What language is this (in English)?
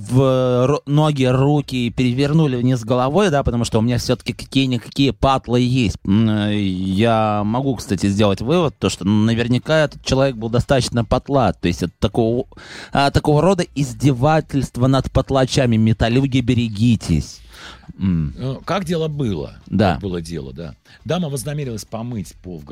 Russian